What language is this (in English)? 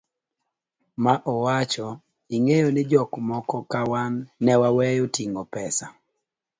Luo (Kenya and Tanzania)